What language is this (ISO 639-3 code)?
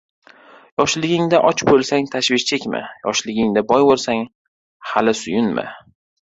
uzb